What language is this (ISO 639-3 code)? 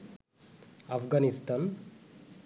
ben